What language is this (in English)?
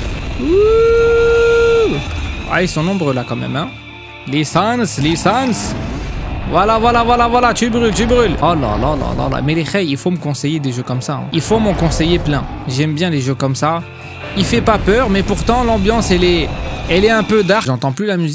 French